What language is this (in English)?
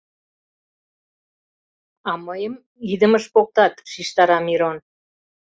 Mari